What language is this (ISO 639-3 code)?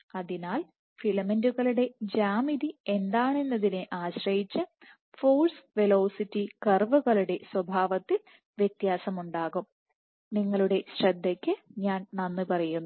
mal